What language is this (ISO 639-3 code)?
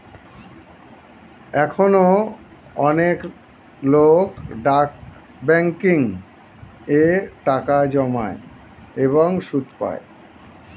ben